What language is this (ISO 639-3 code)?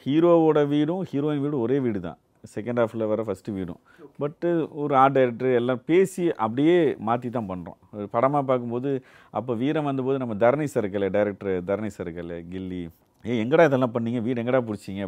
tam